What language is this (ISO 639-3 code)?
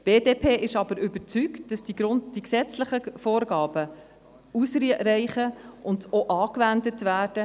gsw